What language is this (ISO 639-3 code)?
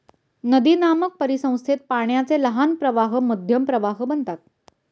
mar